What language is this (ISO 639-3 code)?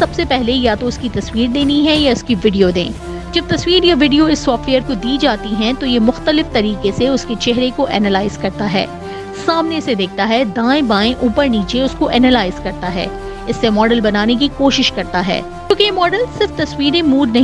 urd